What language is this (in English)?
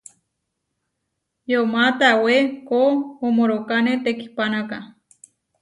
Huarijio